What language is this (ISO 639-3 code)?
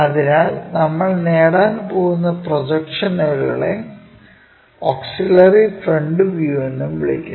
mal